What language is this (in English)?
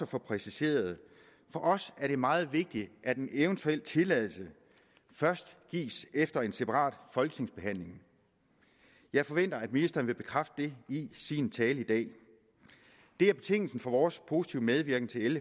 Danish